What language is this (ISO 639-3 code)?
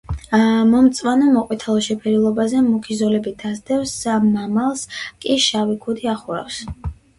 kat